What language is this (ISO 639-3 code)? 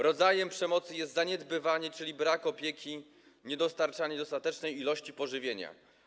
pol